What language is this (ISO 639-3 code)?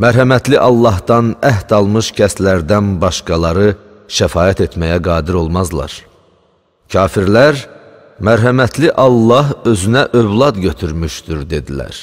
tur